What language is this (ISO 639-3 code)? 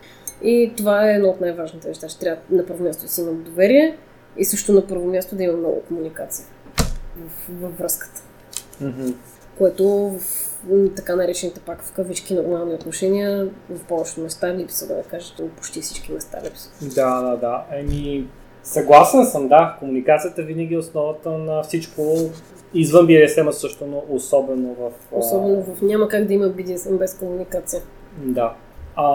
bul